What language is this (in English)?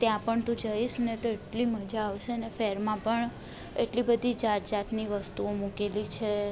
Gujarati